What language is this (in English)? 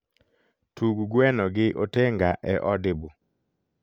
Luo (Kenya and Tanzania)